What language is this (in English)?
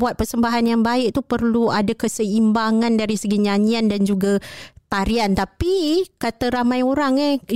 Malay